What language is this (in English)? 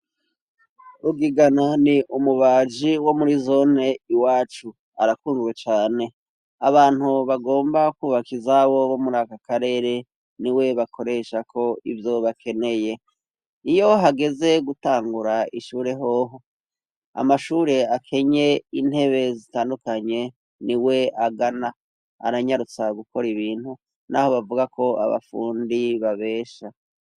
Rundi